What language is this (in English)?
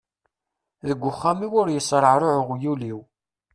Kabyle